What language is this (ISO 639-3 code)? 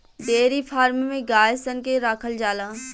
bho